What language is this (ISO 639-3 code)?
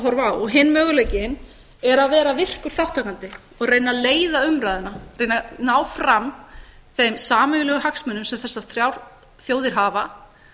isl